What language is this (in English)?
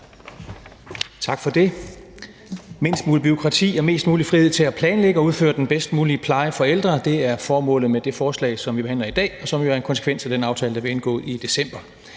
Danish